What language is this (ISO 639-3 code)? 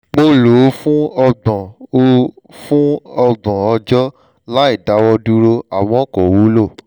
yor